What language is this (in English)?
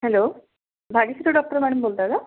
Marathi